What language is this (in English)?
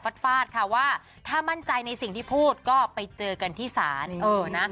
Thai